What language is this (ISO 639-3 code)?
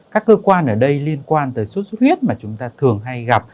vie